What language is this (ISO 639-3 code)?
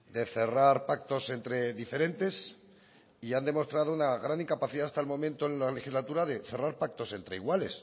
spa